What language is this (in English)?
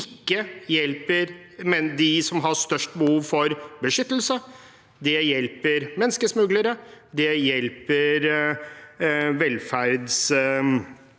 Norwegian